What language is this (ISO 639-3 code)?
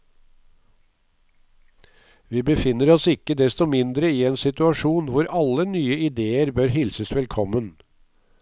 nor